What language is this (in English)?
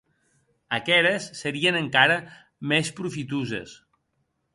Occitan